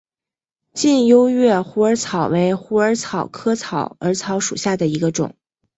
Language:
Chinese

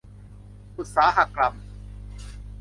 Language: Thai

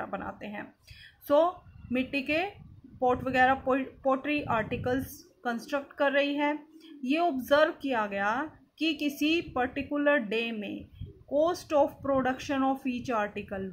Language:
Hindi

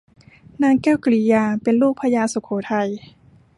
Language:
Thai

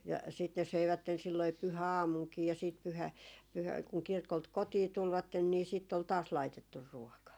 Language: Finnish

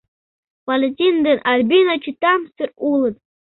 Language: Mari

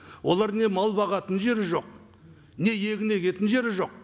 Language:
Kazakh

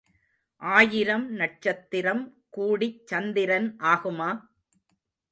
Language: Tamil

